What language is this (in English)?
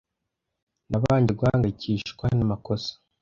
Kinyarwanda